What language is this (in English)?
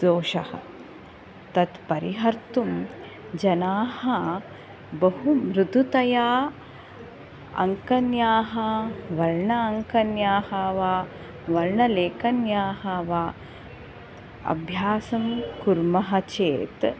Sanskrit